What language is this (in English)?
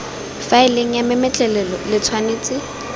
Tswana